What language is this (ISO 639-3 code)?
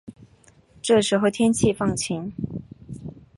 zho